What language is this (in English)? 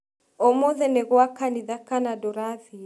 Kikuyu